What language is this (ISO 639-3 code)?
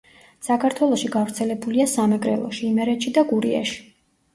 kat